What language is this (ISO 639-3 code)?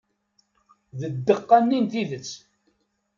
kab